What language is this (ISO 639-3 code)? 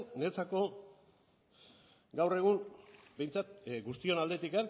eus